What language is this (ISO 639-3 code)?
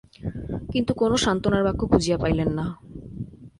ben